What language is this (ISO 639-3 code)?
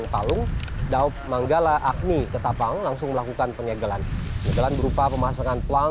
ind